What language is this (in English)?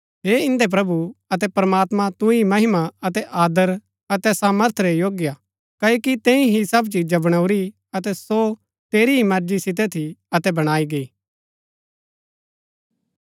Gaddi